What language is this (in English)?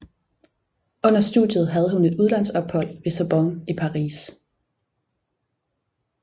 Danish